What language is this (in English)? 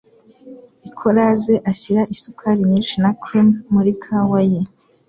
Kinyarwanda